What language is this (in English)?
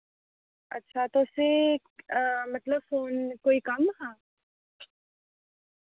Dogri